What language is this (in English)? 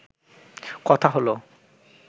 Bangla